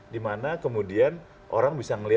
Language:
Indonesian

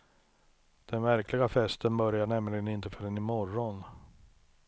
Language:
Swedish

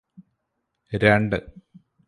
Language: Malayalam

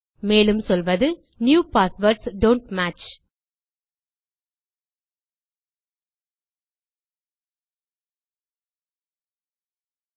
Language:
Tamil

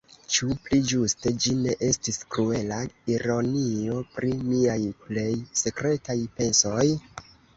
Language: Esperanto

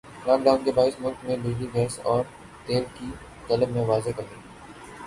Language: Urdu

